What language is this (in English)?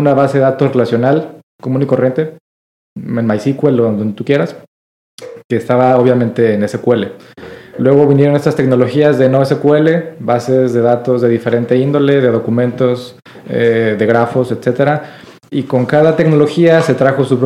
Spanish